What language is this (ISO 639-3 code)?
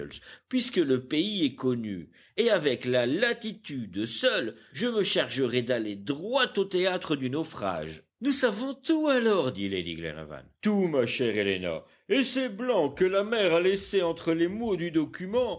fra